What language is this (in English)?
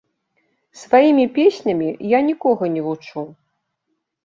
Belarusian